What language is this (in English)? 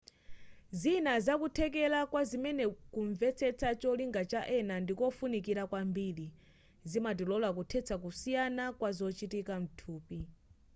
Nyanja